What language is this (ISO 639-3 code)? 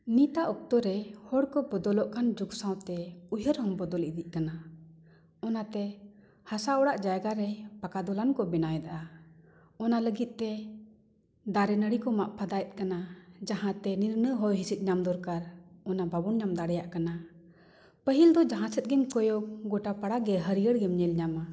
sat